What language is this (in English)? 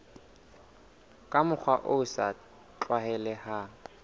Southern Sotho